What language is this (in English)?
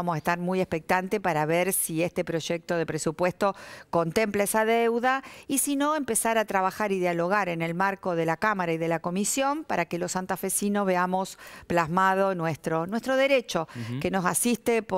Spanish